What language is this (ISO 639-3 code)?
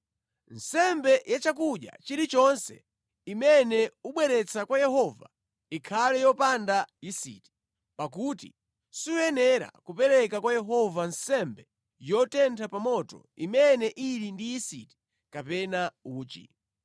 nya